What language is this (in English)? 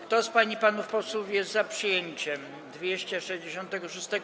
Polish